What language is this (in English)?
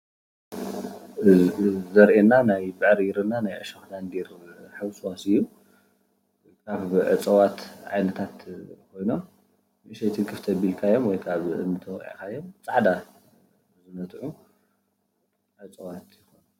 Tigrinya